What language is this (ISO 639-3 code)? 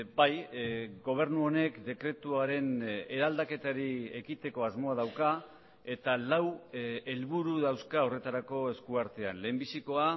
eus